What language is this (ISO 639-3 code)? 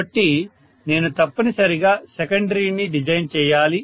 tel